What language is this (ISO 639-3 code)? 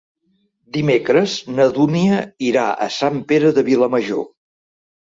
cat